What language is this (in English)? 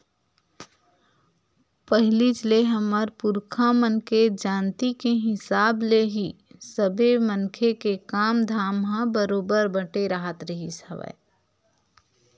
Chhattisgarhi